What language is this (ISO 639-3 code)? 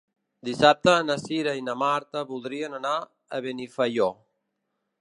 cat